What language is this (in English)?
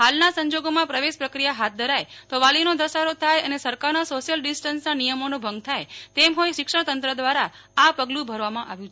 Gujarati